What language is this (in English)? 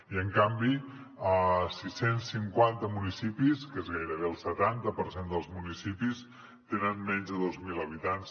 Catalan